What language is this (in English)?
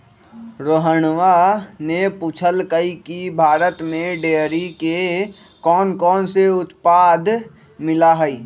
Magahi